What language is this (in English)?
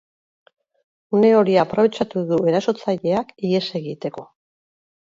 Basque